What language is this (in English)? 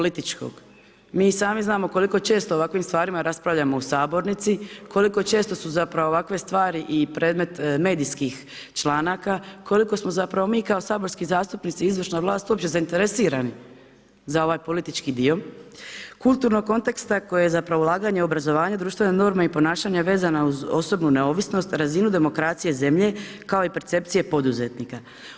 Croatian